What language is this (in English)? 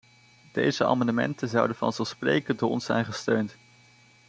Dutch